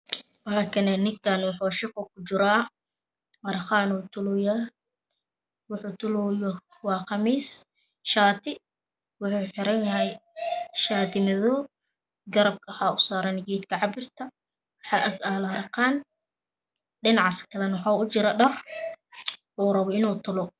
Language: Somali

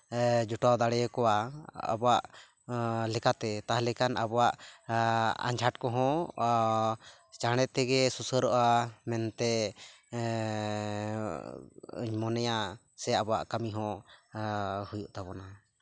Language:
Santali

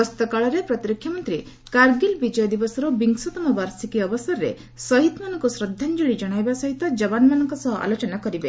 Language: Odia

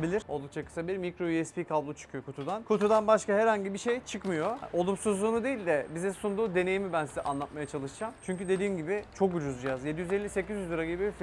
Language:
Turkish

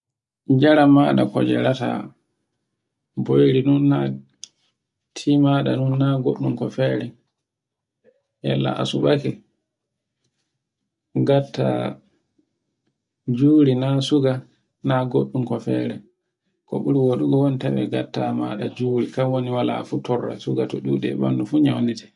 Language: Borgu Fulfulde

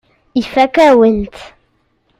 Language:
Kabyle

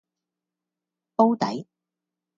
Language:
Cantonese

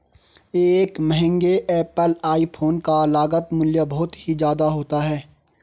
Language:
Hindi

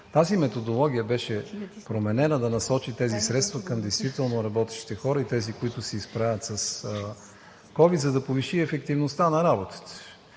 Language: Bulgarian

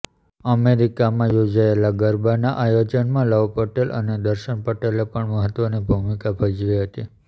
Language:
Gujarati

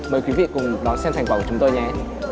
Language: Vietnamese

